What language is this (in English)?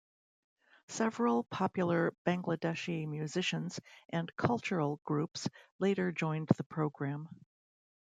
English